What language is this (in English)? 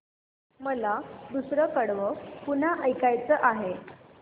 Marathi